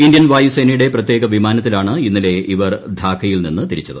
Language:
Malayalam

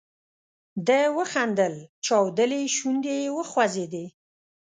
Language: Pashto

